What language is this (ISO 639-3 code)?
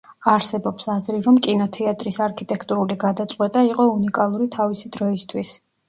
kat